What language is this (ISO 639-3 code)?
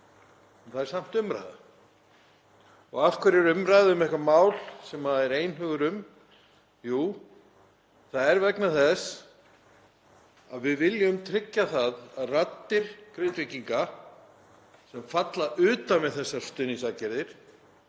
isl